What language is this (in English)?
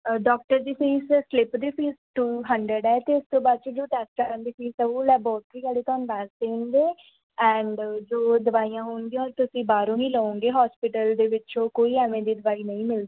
Punjabi